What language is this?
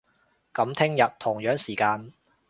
Cantonese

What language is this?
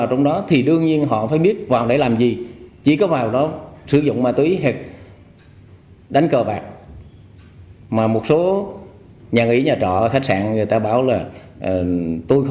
Vietnamese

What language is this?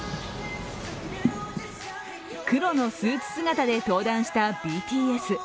Japanese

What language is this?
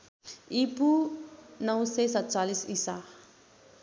Nepali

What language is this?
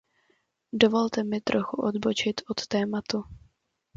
Czech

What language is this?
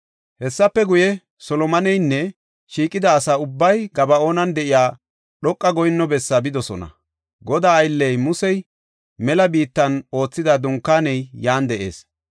Gofa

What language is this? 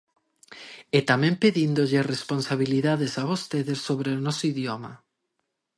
Galician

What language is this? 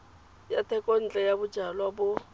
Tswana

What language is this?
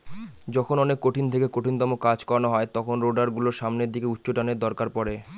Bangla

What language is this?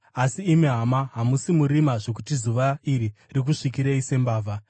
Shona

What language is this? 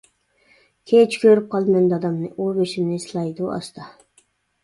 Uyghur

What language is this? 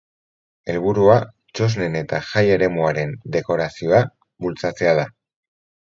Basque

